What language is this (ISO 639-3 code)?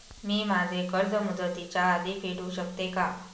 mar